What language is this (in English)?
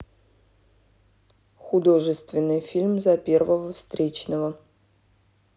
Russian